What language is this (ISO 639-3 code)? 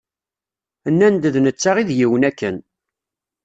kab